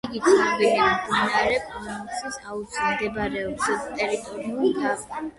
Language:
Georgian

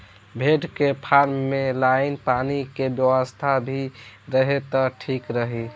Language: Bhojpuri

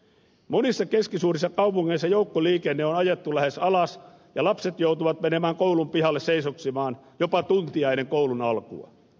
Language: Finnish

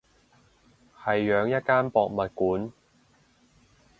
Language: Cantonese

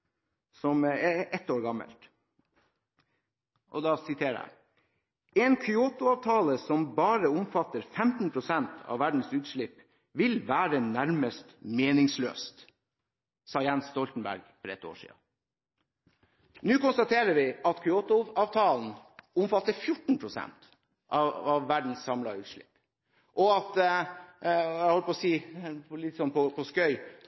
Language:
Norwegian Bokmål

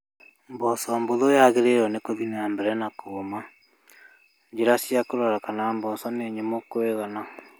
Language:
Kikuyu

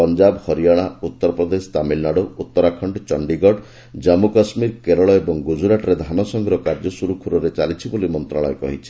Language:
Odia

